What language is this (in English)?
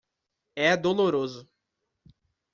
Portuguese